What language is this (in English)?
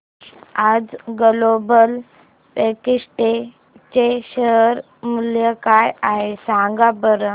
Marathi